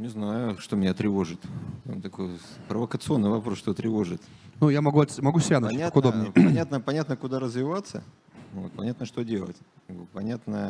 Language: Russian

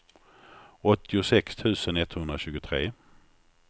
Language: Swedish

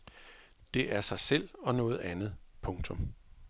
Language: Danish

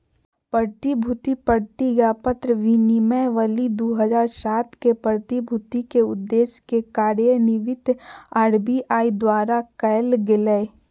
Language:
Magahi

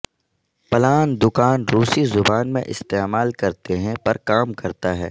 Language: Urdu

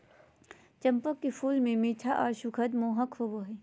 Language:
Magahi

